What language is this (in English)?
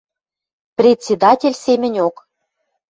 Western Mari